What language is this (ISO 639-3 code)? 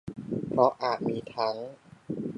tha